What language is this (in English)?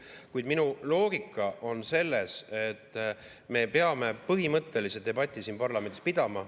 Estonian